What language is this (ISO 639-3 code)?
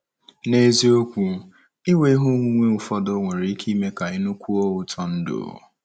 ibo